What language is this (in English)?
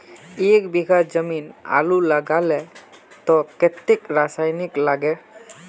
Magahi